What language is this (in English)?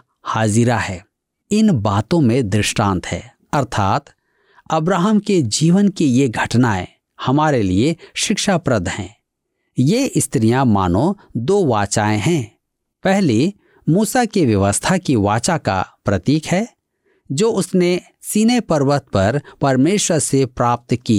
Hindi